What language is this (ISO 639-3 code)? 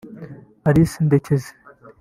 kin